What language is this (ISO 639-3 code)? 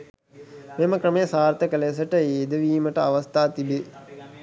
sin